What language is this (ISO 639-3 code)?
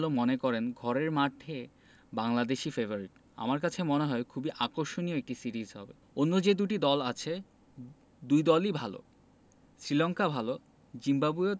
ben